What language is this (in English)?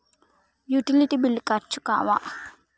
Telugu